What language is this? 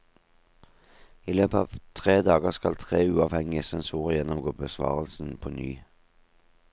Norwegian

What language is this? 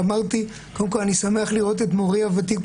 Hebrew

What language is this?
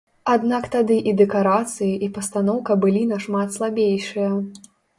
Belarusian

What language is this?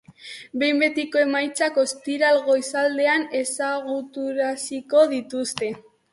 Basque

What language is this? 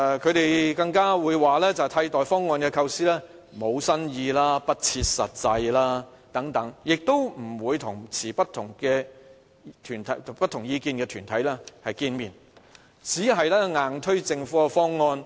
Cantonese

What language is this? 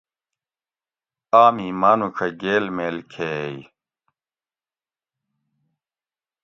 Gawri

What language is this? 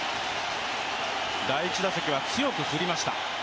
Japanese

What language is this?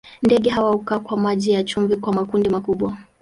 Swahili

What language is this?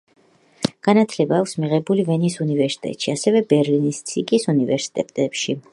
Georgian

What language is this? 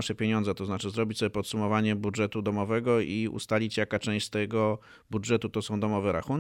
Polish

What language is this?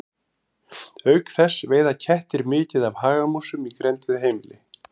Icelandic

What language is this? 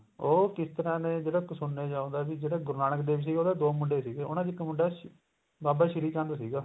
Punjabi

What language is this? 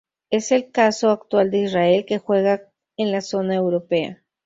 Spanish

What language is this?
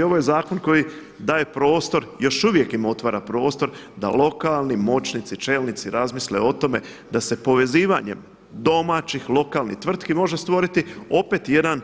Croatian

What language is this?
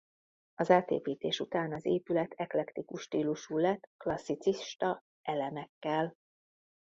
Hungarian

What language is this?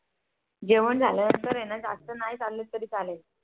Marathi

